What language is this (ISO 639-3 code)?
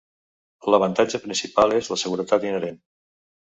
cat